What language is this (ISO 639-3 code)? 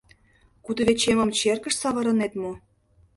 chm